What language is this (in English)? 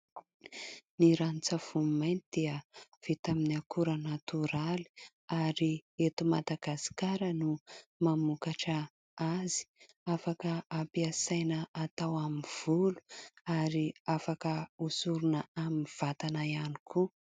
Malagasy